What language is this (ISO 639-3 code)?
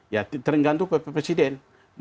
ind